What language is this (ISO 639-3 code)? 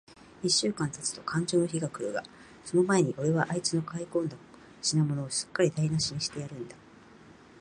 jpn